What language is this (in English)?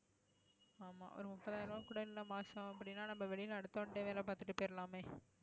Tamil